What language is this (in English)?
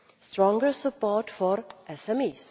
English